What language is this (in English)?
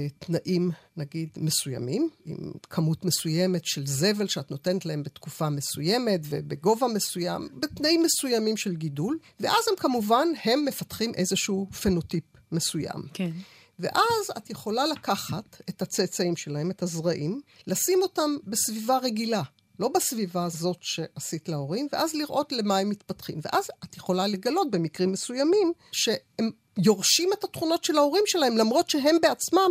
Hebrew